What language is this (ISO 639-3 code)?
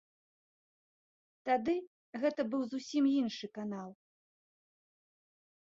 bel